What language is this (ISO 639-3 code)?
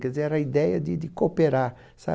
por